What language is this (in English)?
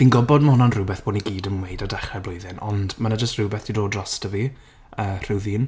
Welsh